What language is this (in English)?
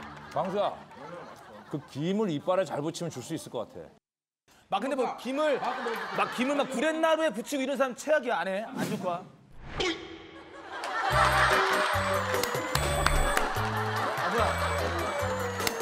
Korean